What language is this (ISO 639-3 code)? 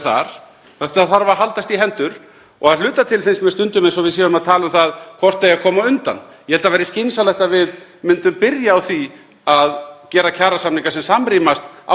isl